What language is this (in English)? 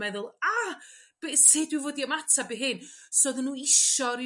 Welsh